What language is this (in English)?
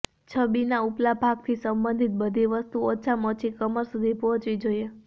Gujarati